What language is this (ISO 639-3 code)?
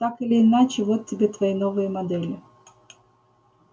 rus